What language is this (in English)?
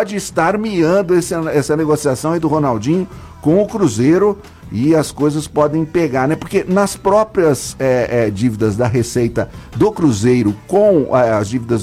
Portuguese